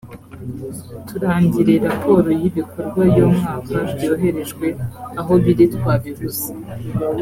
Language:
Kinyarwanda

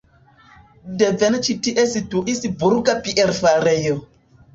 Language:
Esperanto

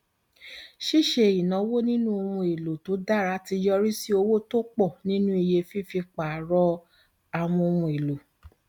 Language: Yoruba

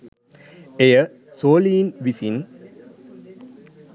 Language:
Sinhala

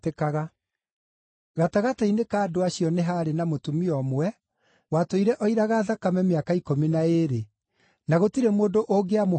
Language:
Kikuyu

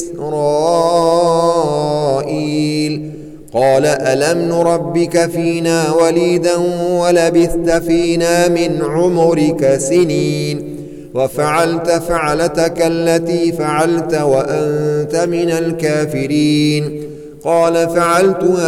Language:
Arabic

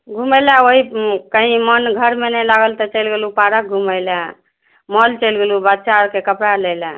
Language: Maithili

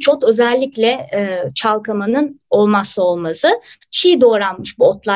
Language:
Turkish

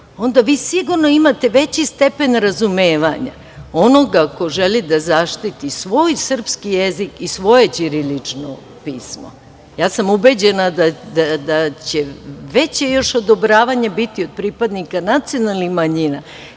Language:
Serbian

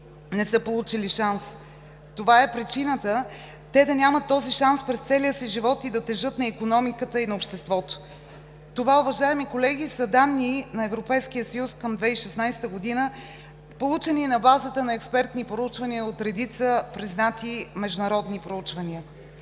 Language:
Bulgarian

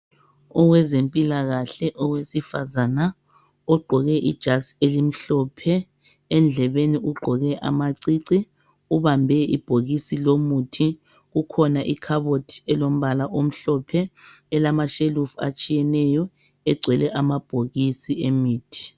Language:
North Ndebele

